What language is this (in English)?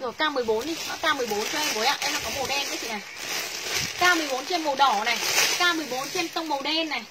Vietnamese